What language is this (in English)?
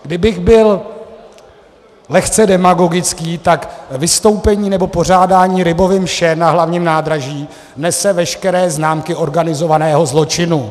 Czech